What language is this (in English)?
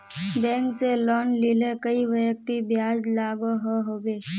Magahi